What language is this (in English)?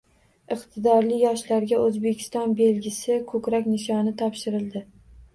Uzbek